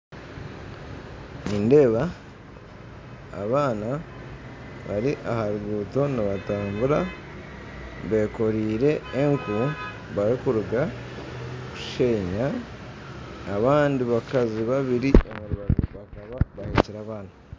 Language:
Nyankole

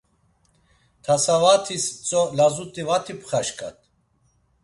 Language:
Laz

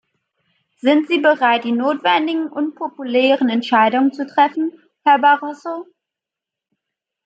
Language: German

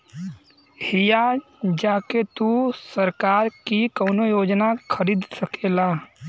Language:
Bhojpuri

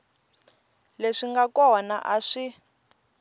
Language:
Tsonga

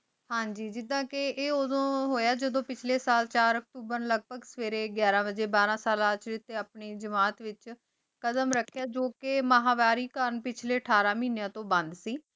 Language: Punjabi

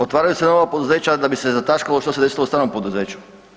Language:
Croatian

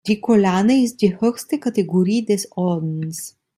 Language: German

